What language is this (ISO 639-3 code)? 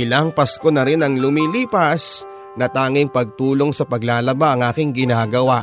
fil